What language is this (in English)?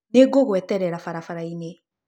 Kikuyu